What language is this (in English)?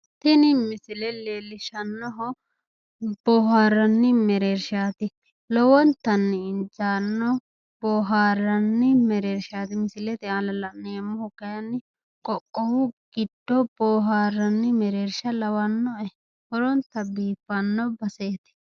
Sidamo